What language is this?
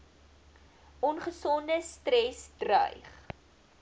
Afrikaans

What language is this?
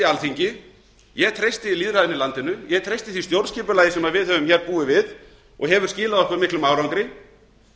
Icelandic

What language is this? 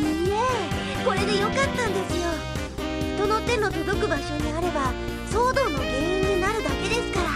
Japanese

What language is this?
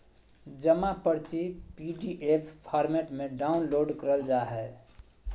Magahi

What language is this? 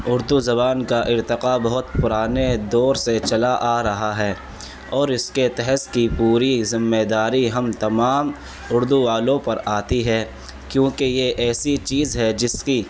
Urdu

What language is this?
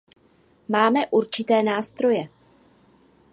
Czech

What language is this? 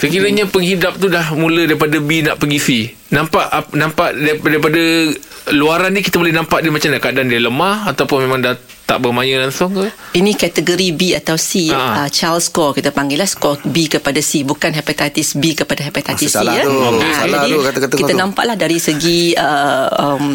Malay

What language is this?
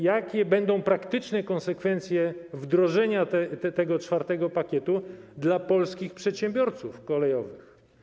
Polish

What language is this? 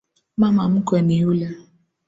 Swahili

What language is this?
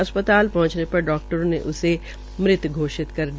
Hindi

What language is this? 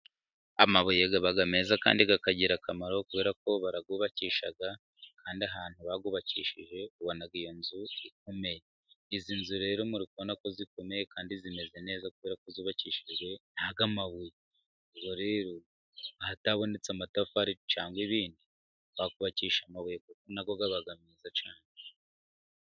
Kinyarwanda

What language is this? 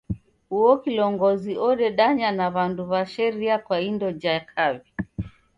Taita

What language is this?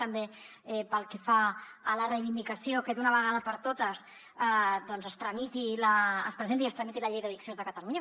Catalan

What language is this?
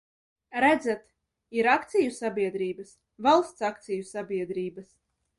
Latvian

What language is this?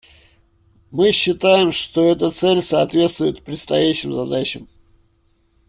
Russian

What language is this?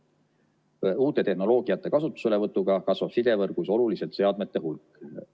Estonian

